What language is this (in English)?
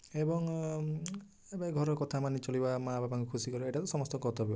Odia